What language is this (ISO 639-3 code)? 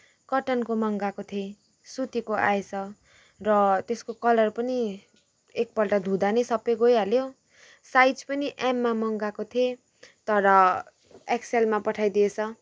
nep